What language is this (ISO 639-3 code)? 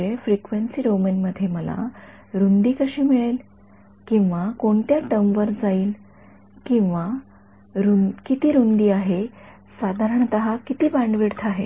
mar